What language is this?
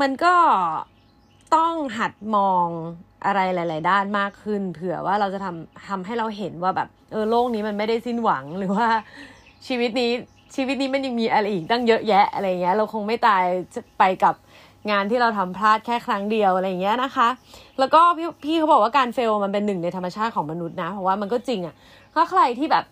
Thai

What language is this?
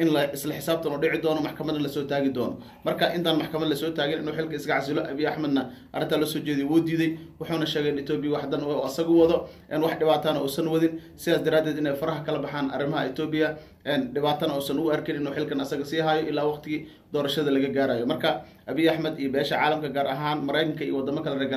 Arabic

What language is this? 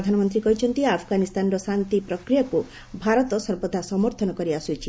Odia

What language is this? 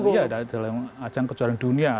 Indonesian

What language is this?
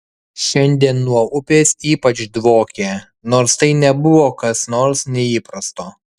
Lithuanian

